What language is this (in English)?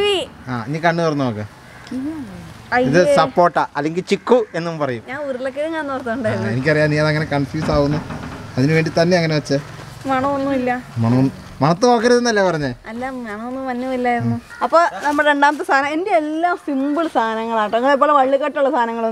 Indonesian